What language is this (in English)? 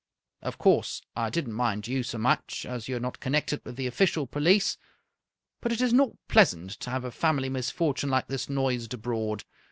English